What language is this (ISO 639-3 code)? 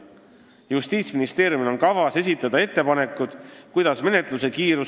est